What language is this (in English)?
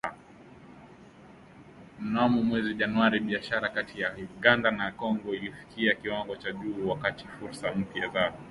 Swahili